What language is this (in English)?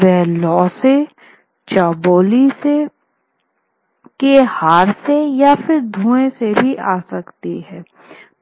Hindi